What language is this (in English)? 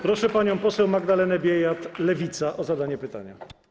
Polish